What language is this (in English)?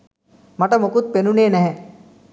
Sinhala